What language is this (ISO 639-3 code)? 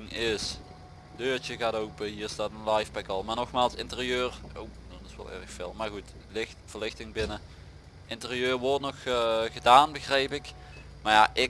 nld